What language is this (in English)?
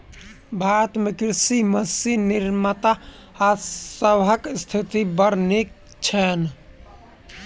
Maithili